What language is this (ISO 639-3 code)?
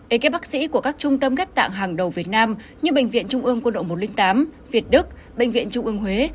vie